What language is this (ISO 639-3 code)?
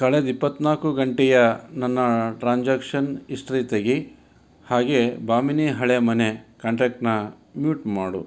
kan